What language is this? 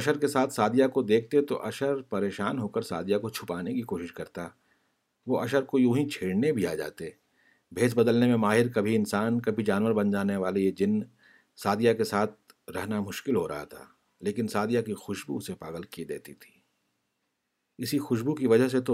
Urdu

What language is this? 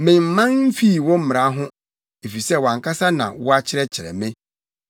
Akan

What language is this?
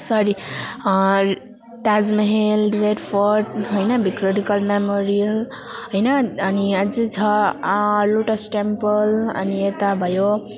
Nepali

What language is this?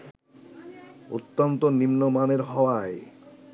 Bangla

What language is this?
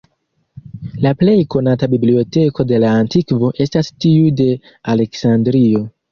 Esperanto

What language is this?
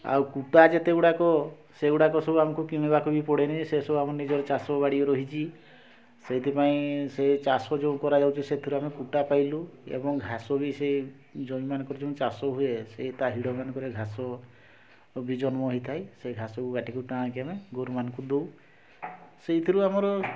Odia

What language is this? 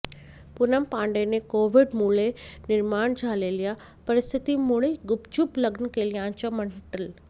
Marathi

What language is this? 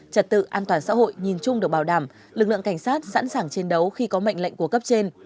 Vietnamese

